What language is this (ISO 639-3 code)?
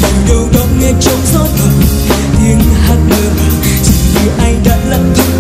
vie